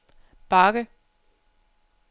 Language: Danish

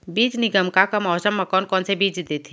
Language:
Chhattisgarhi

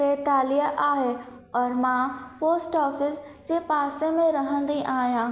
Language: Sindhi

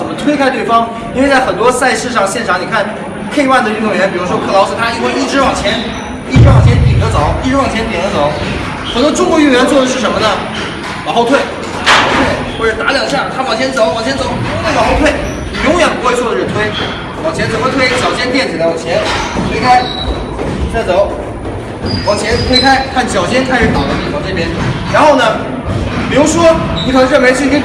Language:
Chinese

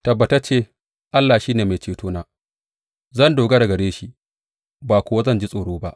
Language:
Hausa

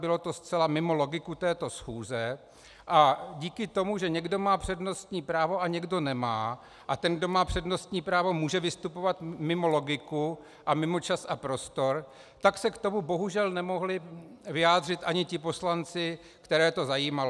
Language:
Czech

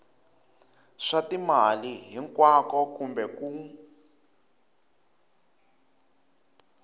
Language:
Tsonga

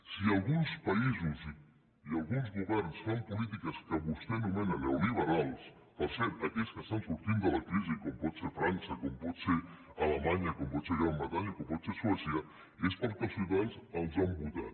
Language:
Catalan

